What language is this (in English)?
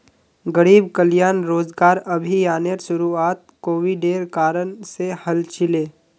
Magahi